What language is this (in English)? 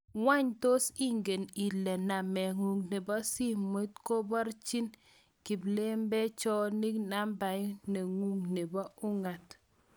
Kalenjin